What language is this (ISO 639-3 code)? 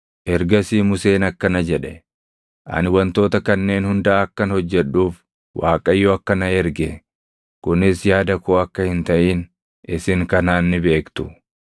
orm